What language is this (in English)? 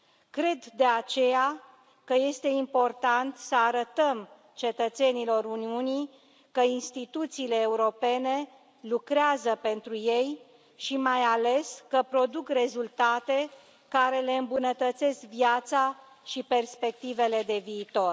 Romanian